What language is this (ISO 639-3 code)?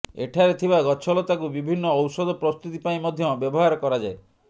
ori